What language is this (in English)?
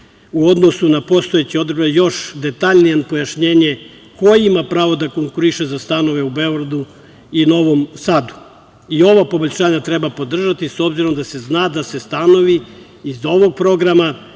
Serbian